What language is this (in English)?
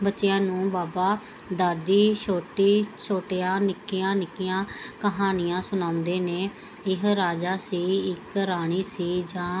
Punjabi